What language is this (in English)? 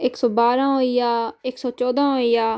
Dogri